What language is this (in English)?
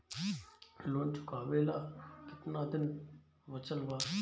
Bhojpuri